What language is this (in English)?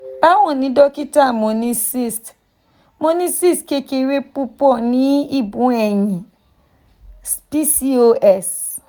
Yoruba